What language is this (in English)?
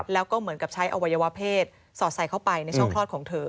Thai